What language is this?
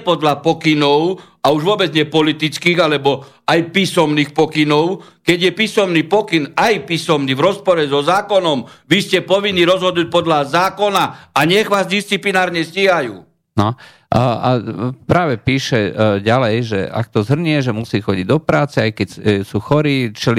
Slovak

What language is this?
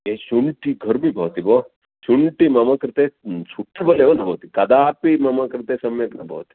Sanskrit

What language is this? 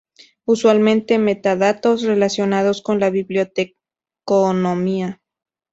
Spanish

